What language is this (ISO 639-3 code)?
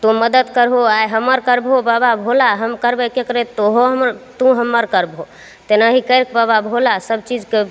mai